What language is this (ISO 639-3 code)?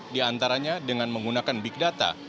ind